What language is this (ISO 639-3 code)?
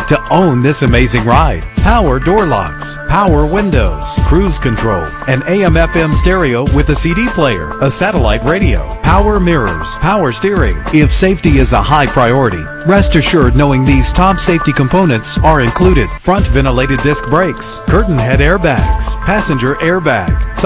eng